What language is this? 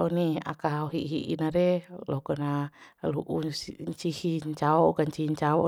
Bima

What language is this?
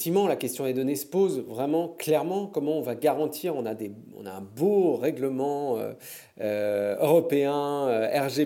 French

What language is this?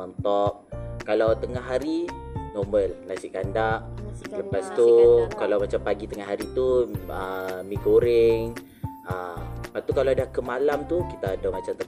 Malay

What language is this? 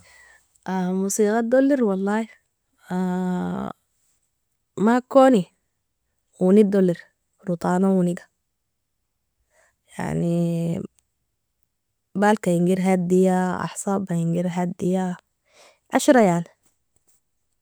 Nobiin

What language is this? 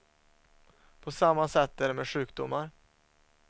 Swedish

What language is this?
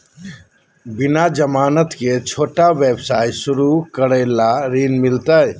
Magahi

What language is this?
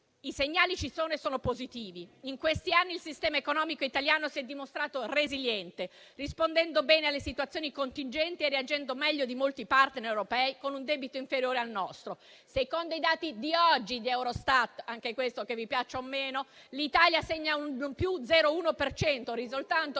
Italian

